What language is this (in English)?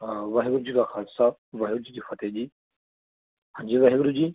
Punjabi